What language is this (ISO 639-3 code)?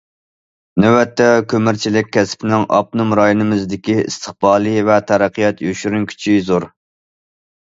uig